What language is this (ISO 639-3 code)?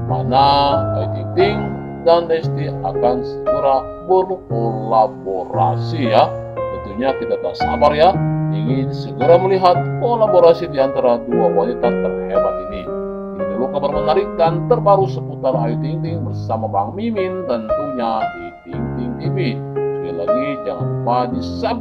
tur